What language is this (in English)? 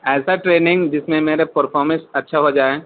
Urdu